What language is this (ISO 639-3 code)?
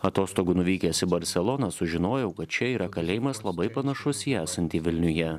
lit